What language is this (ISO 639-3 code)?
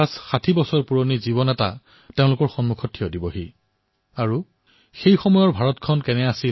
asm